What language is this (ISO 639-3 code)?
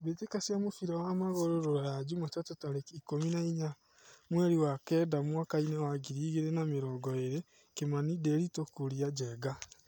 kik